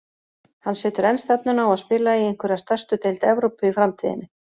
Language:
Icelandic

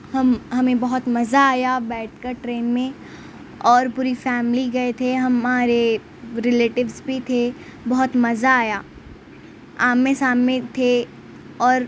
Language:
Urdu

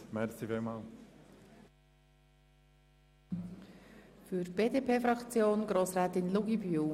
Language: Swiss German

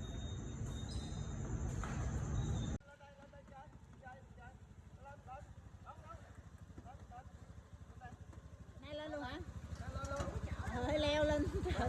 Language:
Vietnamese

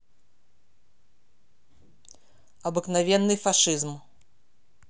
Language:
Russian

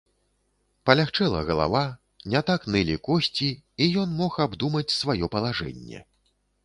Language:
Belarusian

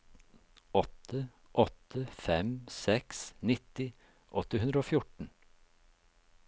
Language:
Norwegian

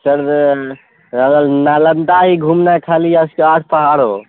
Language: Urdu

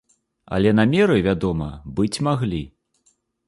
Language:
Belarusian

